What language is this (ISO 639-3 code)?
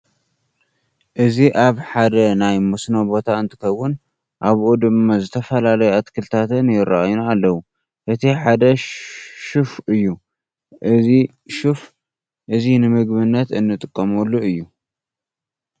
tir